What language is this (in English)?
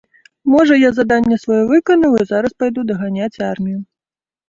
Belarusian